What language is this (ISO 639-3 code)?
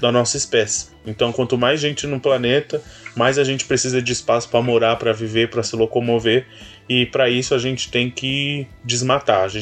por